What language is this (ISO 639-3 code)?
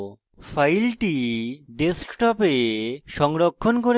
ben